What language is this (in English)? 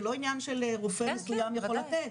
Hebrew